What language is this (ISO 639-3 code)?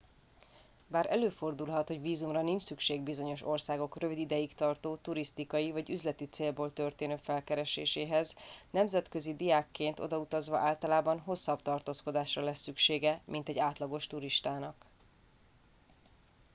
hun